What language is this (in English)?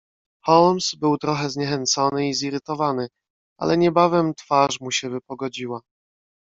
Polish